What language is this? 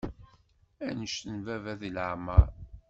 Kabyle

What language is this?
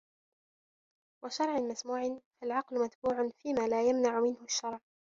Arabic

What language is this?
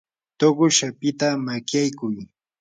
Yanahuanca Pasco Quechua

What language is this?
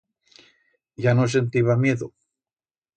Aragonese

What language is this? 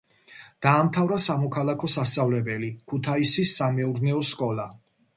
Georgian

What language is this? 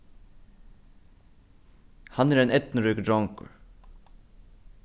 Faroese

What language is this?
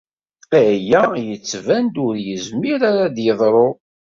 Kabyle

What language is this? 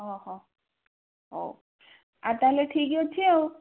Odia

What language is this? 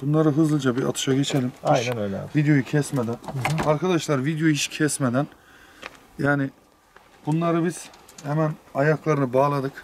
Turkish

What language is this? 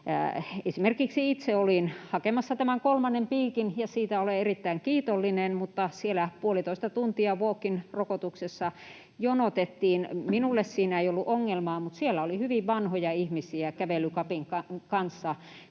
Finnish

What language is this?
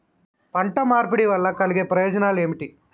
Telugu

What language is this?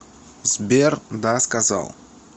Russian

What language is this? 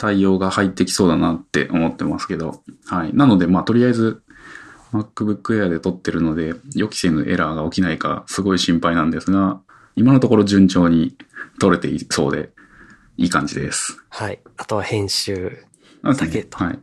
Japanese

